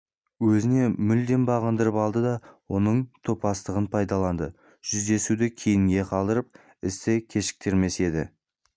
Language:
Kazakh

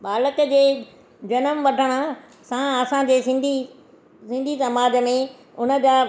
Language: Sindhi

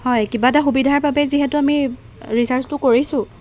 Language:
Assamese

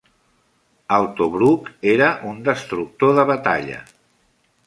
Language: Catalan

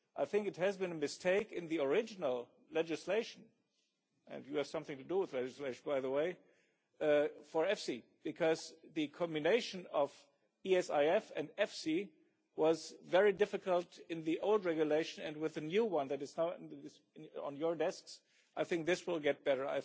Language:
English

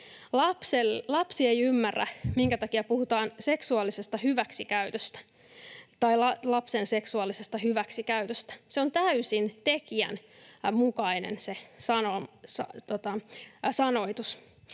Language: Finnish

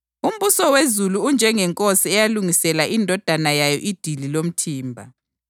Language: North Ndebele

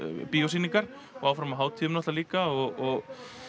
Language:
Icelandic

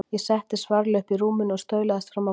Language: Icelandic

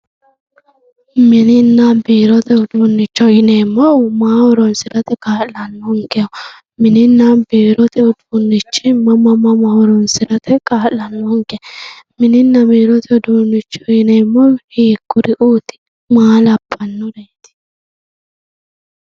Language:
Sidamo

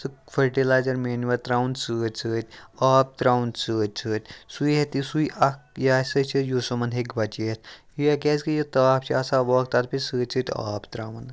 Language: Kashmiri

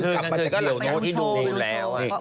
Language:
Thai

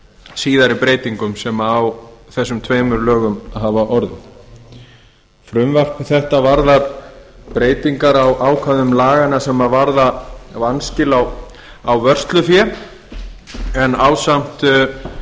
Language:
Icelandic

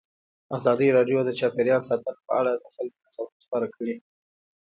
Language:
Pashto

